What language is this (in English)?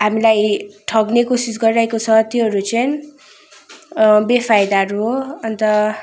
Nepali